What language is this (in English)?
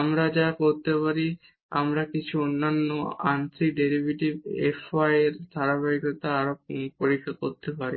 Bangla